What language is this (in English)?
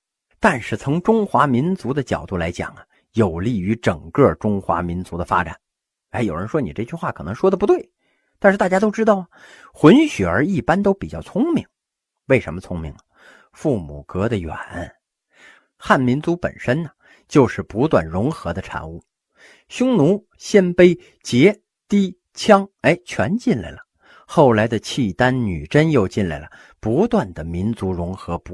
Chinese